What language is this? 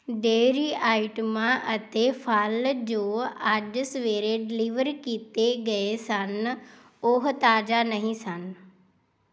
Punjabi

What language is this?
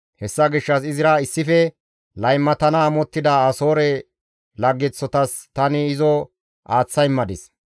Gamo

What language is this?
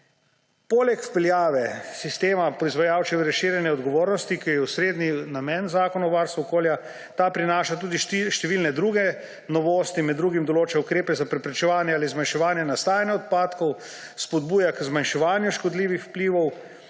Slovenian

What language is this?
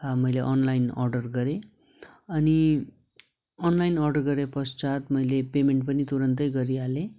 Nepali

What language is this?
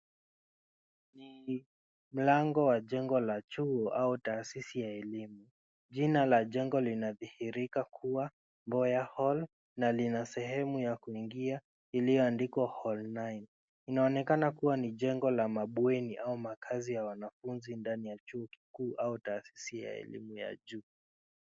Swahili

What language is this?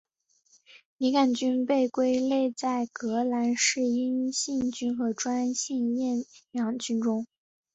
Chinese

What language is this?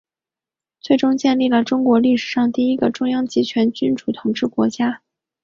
Chinese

